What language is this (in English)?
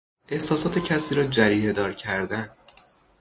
Persian